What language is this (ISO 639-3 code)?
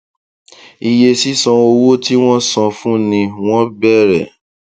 yor